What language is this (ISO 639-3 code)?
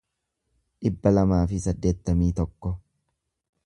orm